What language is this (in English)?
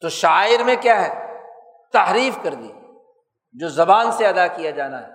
Urdu